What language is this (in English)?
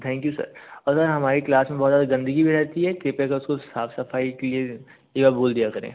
Hindi